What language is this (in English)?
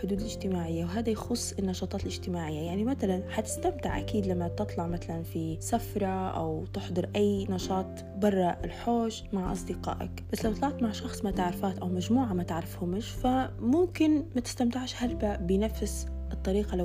Arabic